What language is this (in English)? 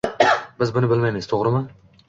Uzbek